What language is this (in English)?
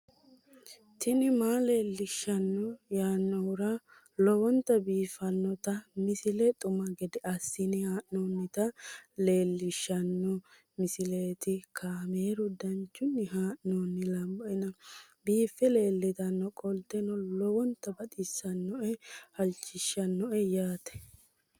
Sidamo